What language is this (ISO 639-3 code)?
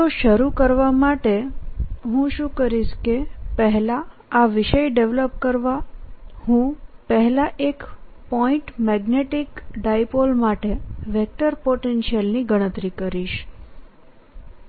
guj